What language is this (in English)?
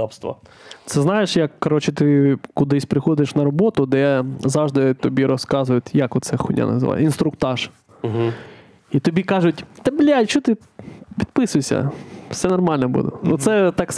Ukrainian